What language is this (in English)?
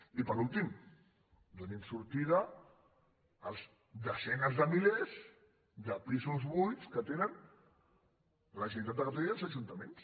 Catalan